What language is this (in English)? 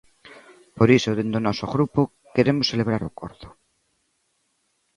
Galician